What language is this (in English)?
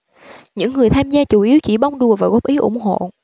Vietnamese